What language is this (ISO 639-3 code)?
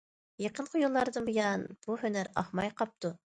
uig